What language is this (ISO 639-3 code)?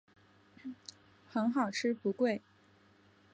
zho